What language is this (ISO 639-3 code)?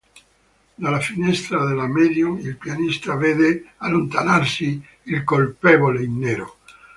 ita